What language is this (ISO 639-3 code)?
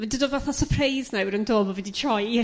cym